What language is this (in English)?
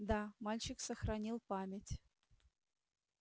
Russian